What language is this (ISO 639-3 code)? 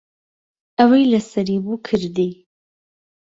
ckb